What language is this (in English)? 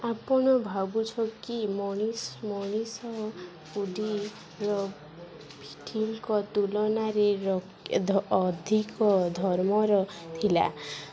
Odia